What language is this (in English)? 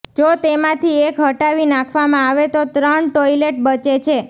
Gujarati